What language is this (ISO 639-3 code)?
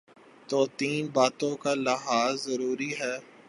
urd